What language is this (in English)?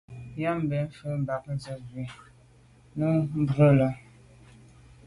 Medumba